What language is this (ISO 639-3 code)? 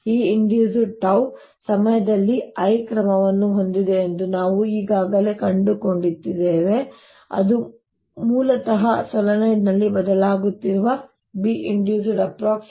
kan